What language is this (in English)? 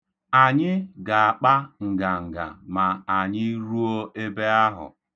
Igbo